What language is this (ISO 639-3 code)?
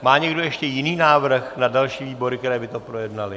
ces